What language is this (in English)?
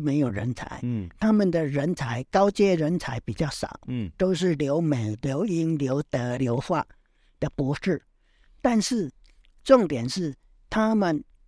Chinese